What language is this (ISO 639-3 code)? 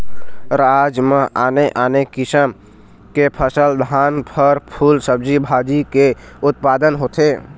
hne